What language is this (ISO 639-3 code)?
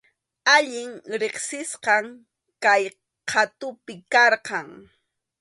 qxu